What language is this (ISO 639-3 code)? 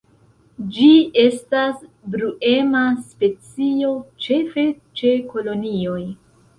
epo